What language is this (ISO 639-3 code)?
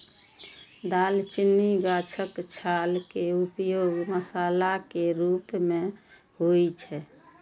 mai